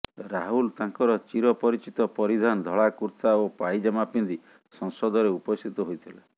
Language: Odia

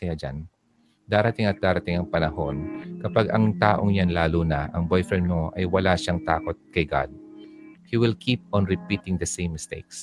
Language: Filipino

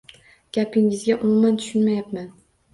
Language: Uzbek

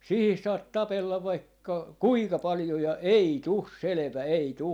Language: Finnish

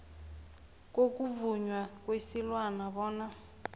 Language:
South Ndebele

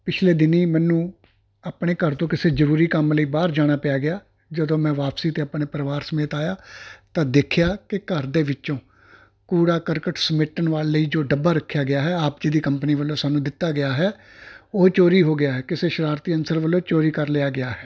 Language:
Punjabi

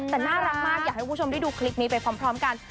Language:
Thai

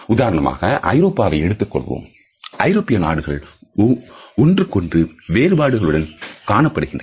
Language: Tamil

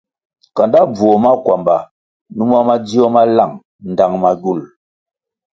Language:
Kwasio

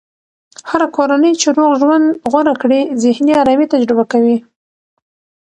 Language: Pashto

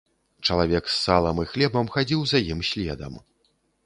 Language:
Belarusian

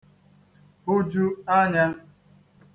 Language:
Igbo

